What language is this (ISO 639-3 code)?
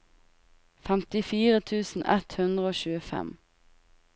nor